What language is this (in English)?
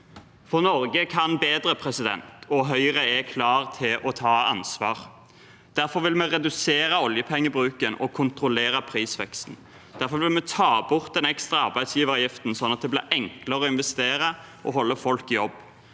Norwegian